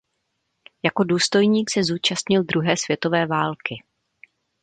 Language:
Czech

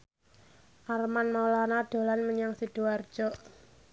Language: Javanese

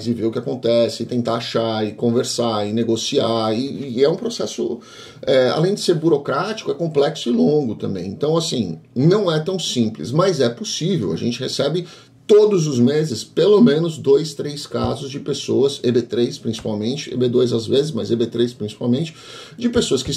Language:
Portuguese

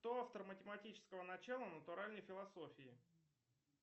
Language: Russian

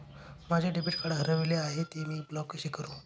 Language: Marathi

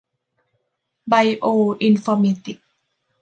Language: Thai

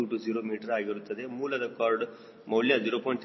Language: Kannada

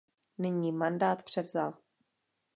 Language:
Czech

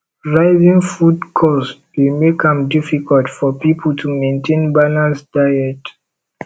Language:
Nigerian Pidgin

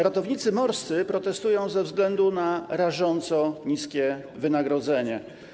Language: Polish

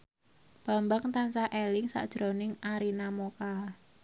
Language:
Javanese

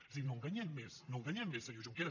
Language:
Catalan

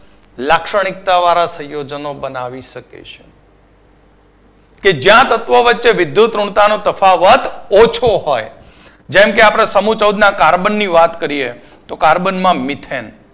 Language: Gujarati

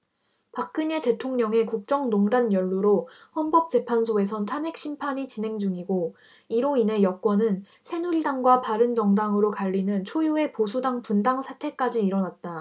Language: Korean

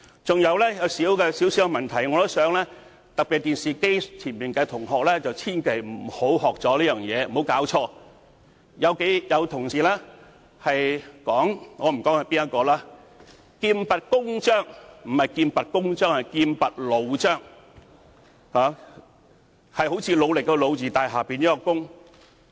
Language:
Cantonese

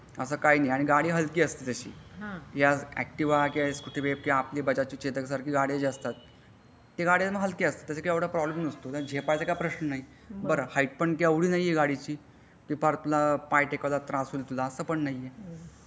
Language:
Marathi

